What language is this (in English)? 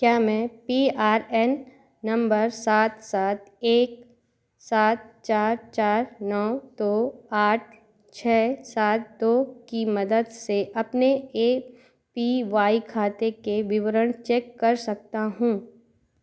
Hindi